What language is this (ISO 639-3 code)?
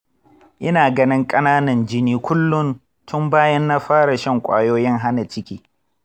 hau